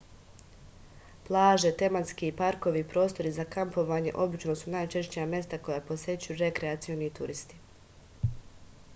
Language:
Serbian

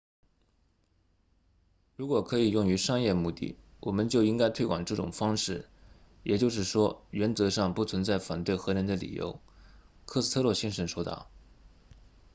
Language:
Chinese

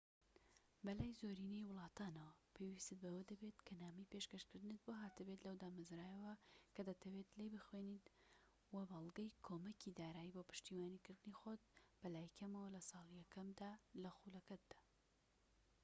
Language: Central Kurdish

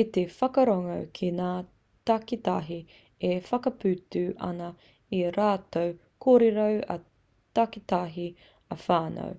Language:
Māori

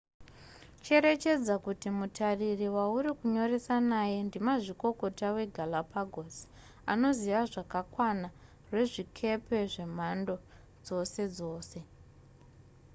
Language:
Shona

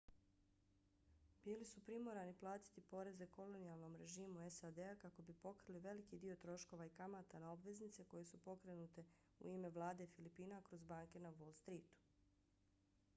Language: Bosnian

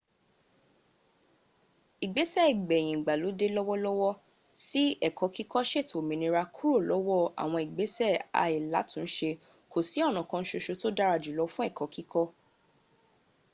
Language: Yoruba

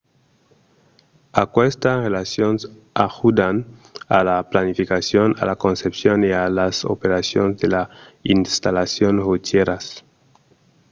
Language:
Occitan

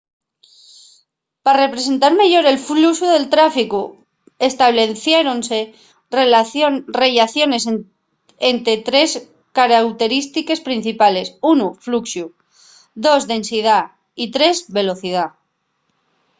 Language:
Asturian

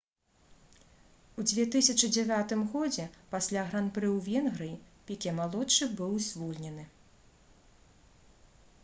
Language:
Belarusian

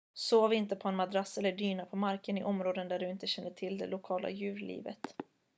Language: Swedish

